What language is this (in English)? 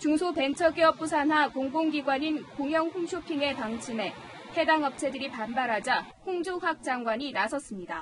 Korean